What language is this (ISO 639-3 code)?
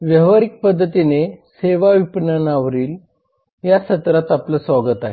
mar